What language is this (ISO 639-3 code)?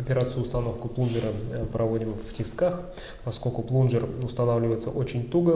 rus